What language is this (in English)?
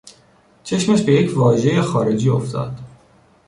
Persian